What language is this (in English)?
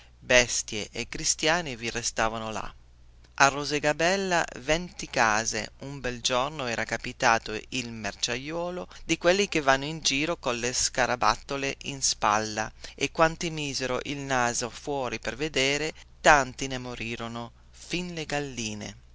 Italian